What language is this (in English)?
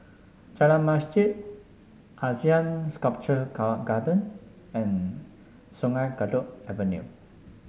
English